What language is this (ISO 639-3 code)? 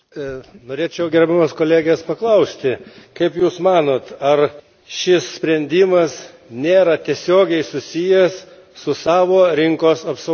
lit